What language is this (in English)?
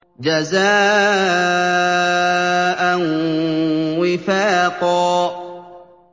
Arabic